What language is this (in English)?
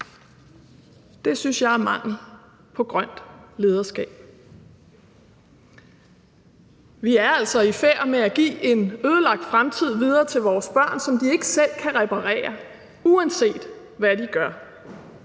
Danish